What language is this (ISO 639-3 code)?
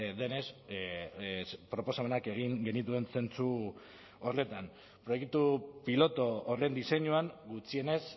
eus